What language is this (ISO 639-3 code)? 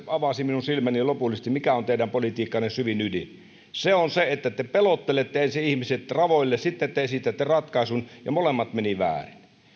fin